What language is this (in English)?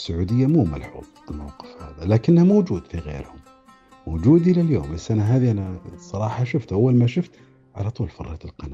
Arabic